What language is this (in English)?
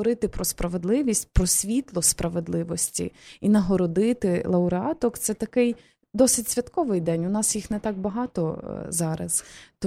Ukrainian